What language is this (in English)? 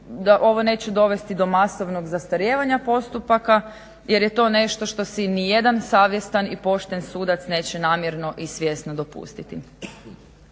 Croatian